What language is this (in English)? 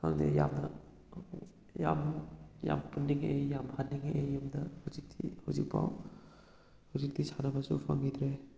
Manipuri